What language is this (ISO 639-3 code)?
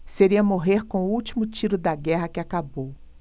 por